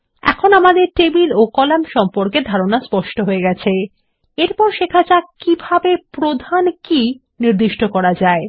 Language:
Bangla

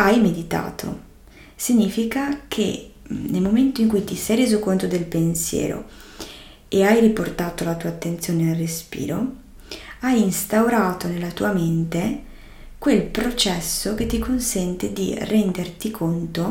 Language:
Italian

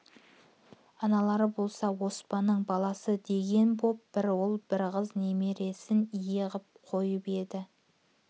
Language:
Kazakh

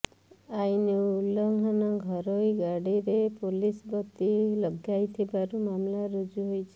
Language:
Odia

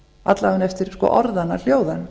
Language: Icelandic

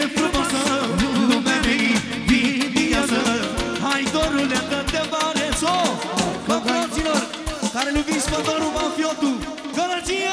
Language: Romanian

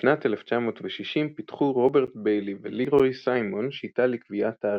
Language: Hebrew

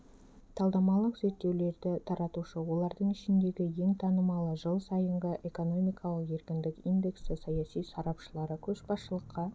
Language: Kazakh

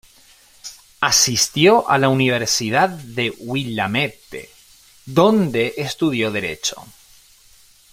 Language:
Spanish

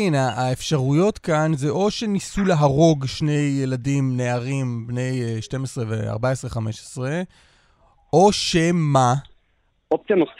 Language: Hebrew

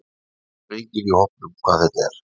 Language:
Icelandic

